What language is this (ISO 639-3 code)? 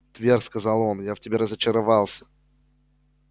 rus